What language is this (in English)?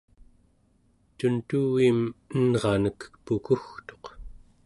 Central Yupik